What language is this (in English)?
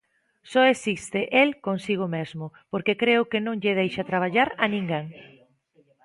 Galician